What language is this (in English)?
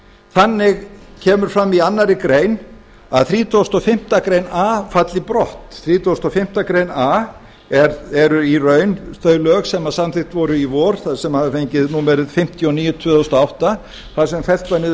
Icelandic